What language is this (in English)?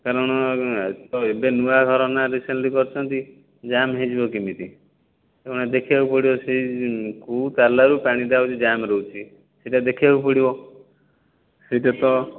Odia